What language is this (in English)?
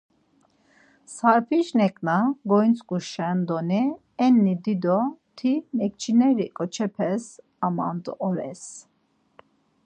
Laz